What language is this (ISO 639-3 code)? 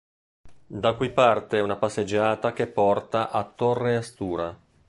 ita